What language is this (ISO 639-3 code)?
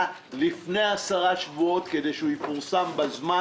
heb